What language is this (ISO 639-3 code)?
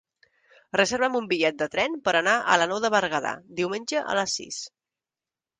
cat